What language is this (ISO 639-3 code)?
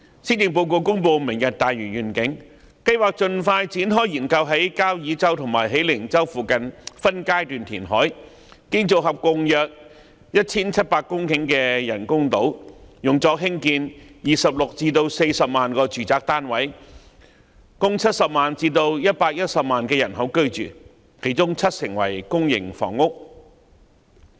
yue